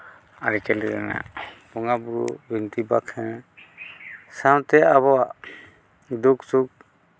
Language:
Santali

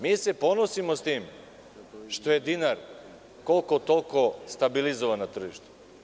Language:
Serbian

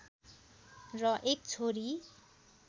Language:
Nepali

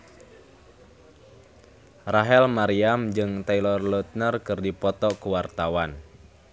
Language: Sundanese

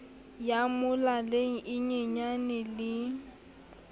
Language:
Southern Sotho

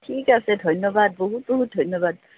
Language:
Assamese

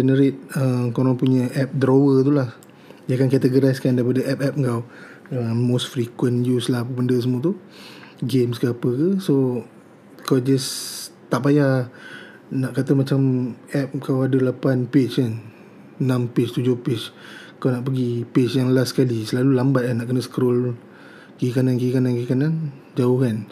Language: Malay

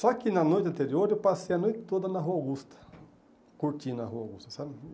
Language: Portuguese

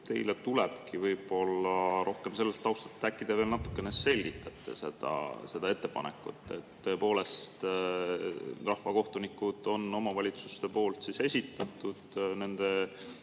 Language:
Estonian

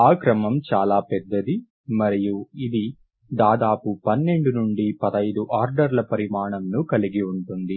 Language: Telugu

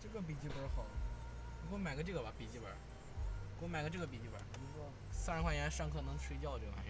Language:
Chinese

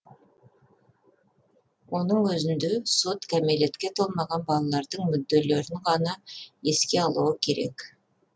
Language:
Kazakh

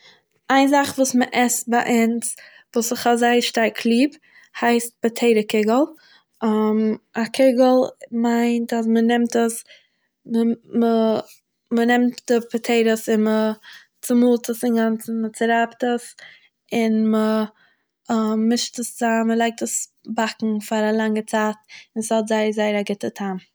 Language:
Yiddish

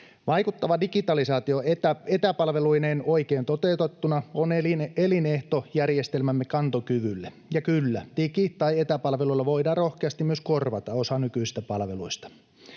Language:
Finnish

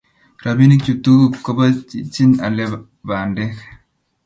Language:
Kalenjin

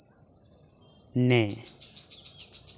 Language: Santali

